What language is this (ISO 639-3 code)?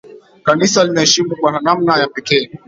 swa